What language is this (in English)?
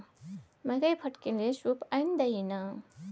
Maithili